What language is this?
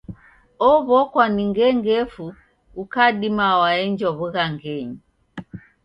Taita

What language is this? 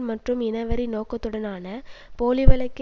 Tamil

